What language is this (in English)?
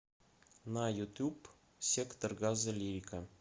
Russian